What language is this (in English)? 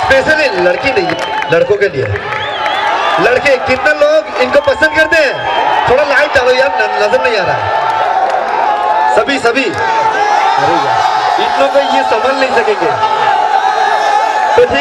Arabic